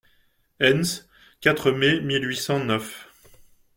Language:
French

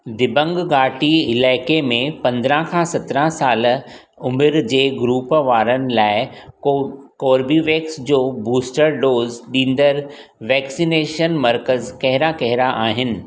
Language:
Sindhi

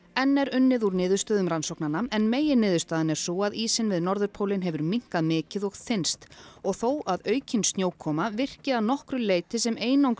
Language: Icelandic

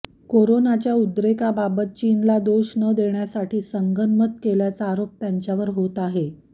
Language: Marathi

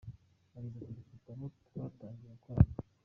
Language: Kinyarwanda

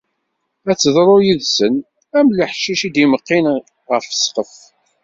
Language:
Kabyle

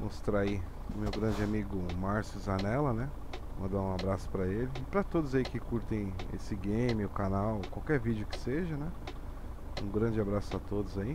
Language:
Portuguese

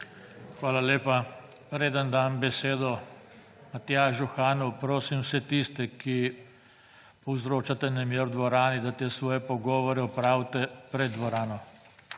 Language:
Slovenian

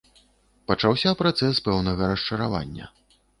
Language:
Belarusian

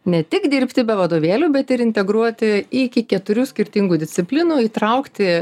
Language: Lithuanian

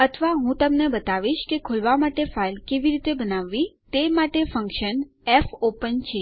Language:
Gujarati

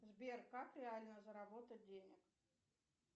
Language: Russian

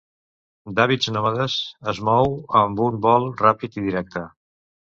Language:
Catalan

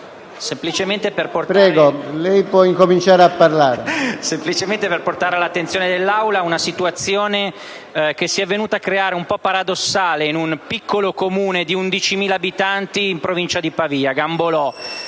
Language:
Italian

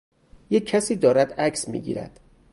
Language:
Persian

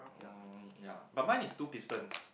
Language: English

